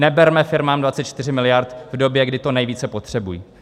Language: Czech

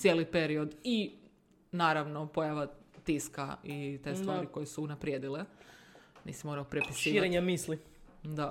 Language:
Croatian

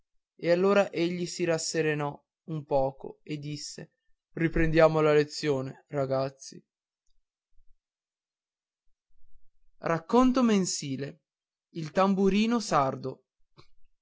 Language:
Italian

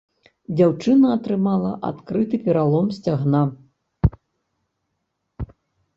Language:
Belarusian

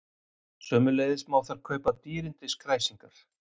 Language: Icelandic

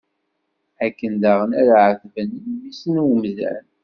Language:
Kabyle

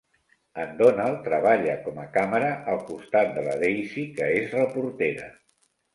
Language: Catalan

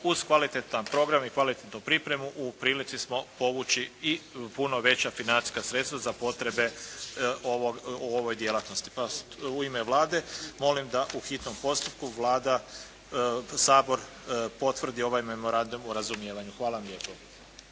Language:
Croatian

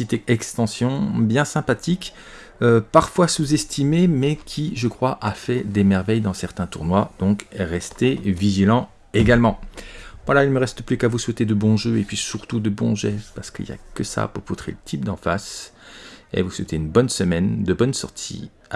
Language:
French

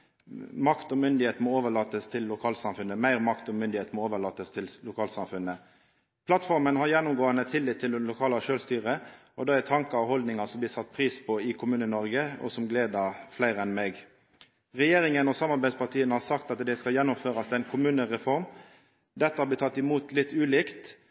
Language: Norwegian Nynorsk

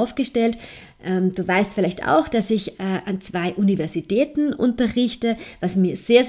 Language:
German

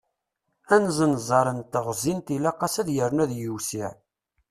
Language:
Kabyle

